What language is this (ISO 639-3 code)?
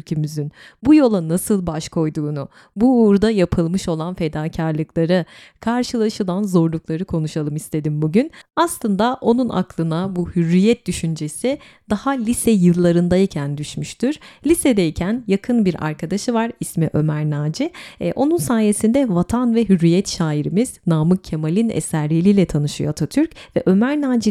tur